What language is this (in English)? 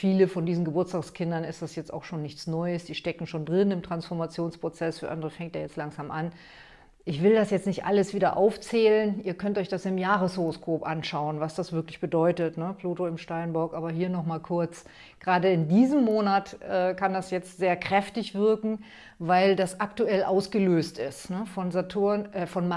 German